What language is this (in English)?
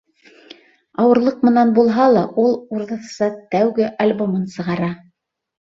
Bashkir